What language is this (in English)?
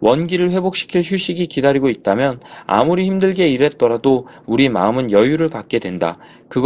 Korean